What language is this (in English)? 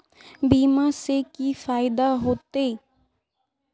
Magahi